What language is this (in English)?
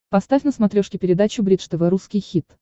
Russian